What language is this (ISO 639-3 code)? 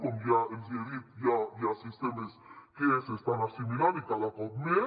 cat